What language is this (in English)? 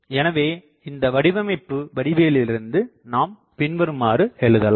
Tamil